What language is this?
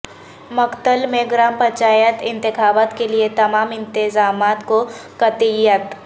Urdu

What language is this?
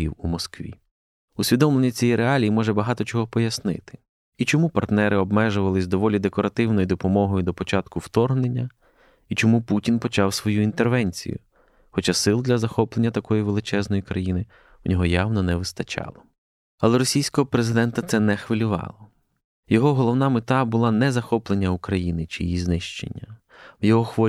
Ukrainian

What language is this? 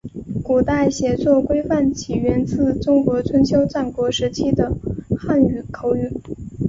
Chinese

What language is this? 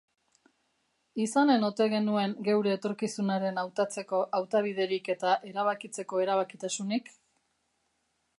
Basque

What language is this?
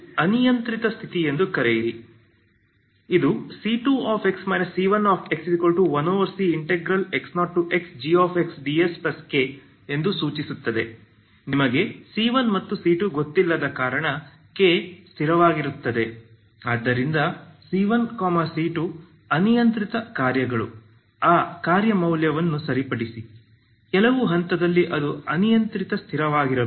Kannada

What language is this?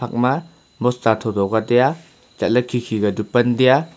Wancho Naga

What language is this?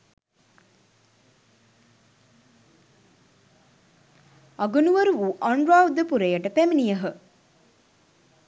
Sinhala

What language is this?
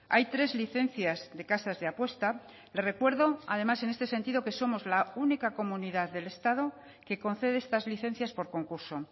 Spanish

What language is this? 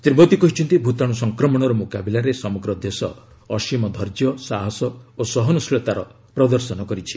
Odia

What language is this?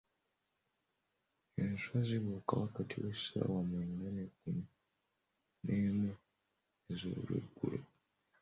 Ganda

